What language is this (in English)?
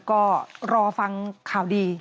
Thai